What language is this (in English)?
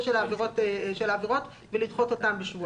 Hebrew